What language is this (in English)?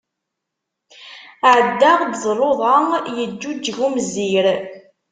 Kabyle